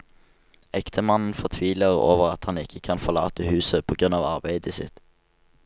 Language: Norwegian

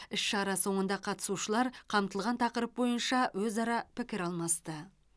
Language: Kazakh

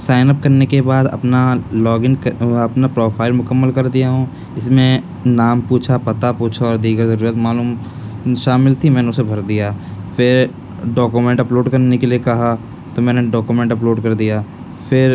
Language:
Urdu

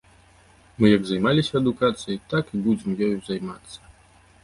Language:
Belarusian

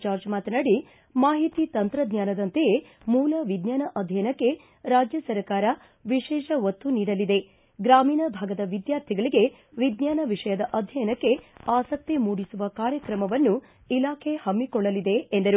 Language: Kannada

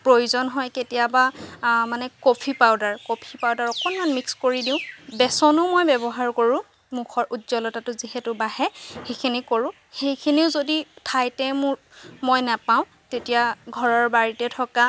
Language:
Assamese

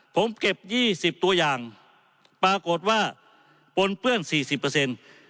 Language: Thai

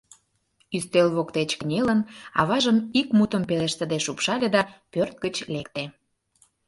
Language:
Mari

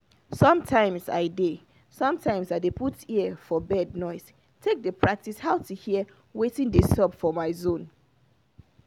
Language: Nigerian Pidgin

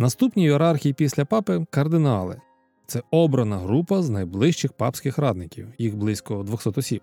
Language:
Ukrainian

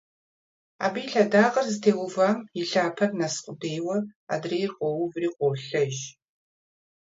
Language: Kabardian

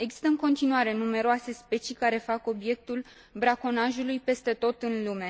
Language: Romanian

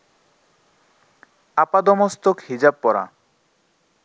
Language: Bangla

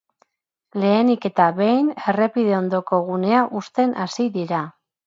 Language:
Basque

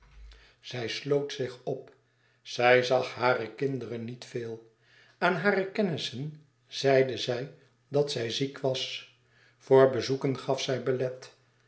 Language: Dutch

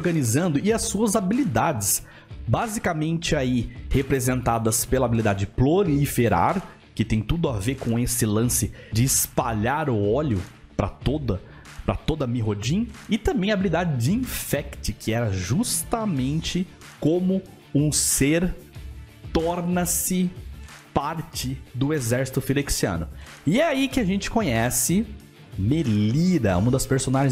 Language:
Portuguese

